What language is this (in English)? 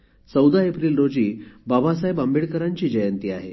Marathi